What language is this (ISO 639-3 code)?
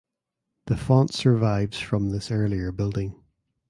eng